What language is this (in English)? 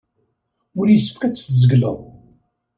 Kabyle